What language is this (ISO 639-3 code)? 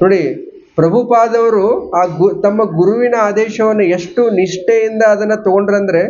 kan